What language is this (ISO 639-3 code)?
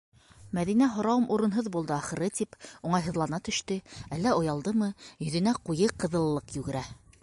bak